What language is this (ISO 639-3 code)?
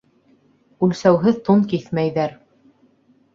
bak